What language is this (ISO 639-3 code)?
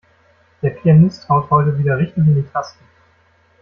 deu